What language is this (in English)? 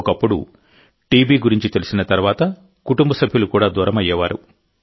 Telugu